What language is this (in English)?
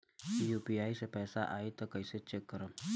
Bhojpuri